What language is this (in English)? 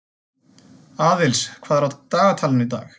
Icelandic